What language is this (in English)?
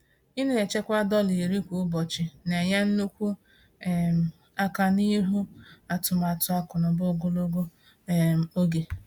Igbo